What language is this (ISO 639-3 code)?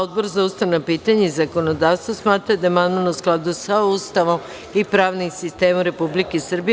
srp